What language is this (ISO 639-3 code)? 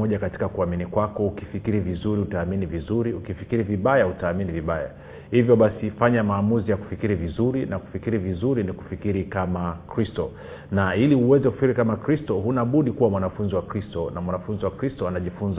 swa